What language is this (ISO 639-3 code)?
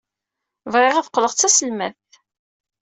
kab